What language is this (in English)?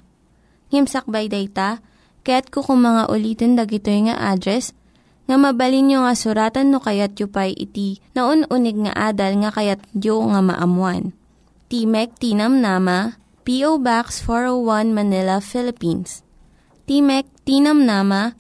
Filipino